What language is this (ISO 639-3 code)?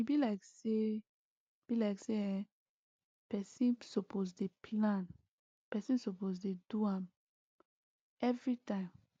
pcm